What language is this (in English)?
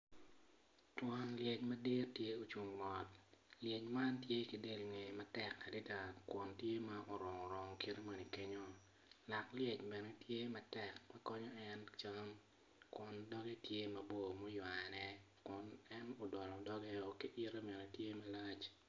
Acoli